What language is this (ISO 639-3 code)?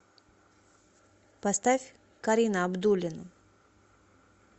rus